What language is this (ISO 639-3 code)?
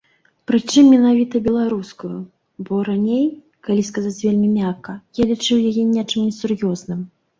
bel